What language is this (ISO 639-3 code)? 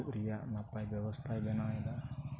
sat